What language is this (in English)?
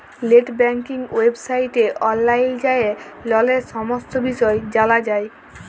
Bangla